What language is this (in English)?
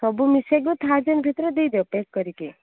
Odia